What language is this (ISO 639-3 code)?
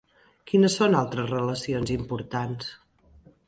cat